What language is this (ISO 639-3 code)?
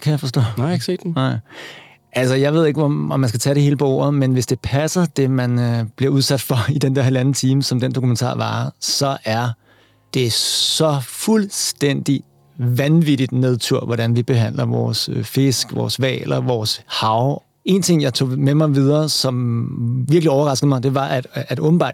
dan